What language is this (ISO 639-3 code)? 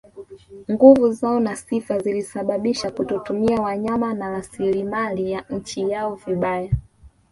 swa